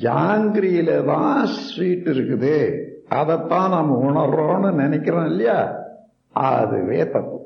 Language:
Tamil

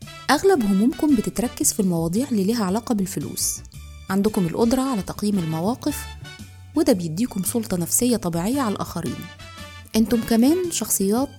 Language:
Arabic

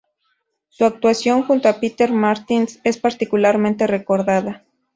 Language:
Spanish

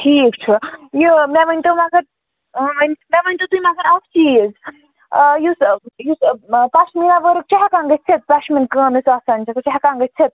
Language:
Kashmiri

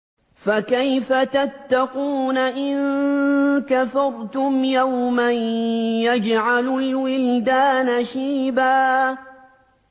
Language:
Arabic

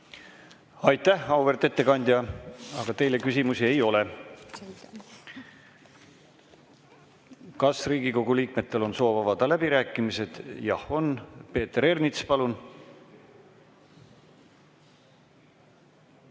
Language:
Estonian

